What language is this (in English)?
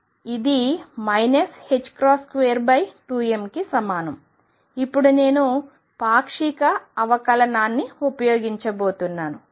Telugu